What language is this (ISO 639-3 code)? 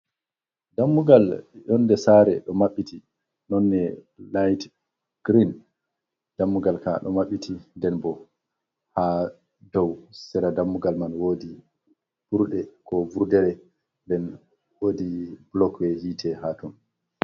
ful